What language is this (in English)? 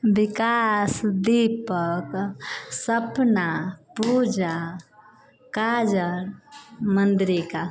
Maithili